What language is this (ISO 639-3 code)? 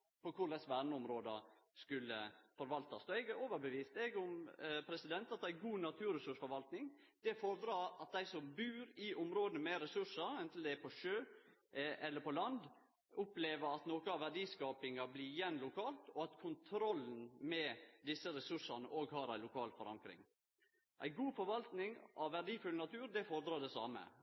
nno